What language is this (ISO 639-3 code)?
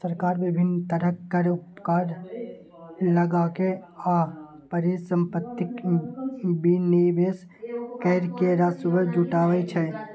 mai